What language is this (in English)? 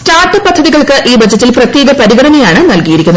Malayalam